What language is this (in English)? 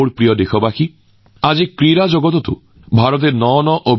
Assamese